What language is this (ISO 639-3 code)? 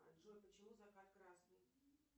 rus